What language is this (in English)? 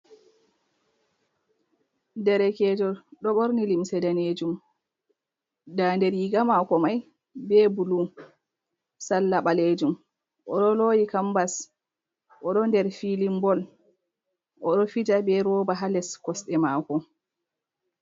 Fula